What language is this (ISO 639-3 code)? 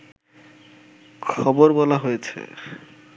ben